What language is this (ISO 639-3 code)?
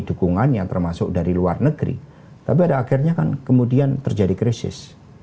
ind